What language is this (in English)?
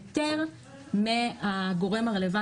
Hebrew